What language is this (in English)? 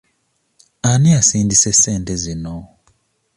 Ganda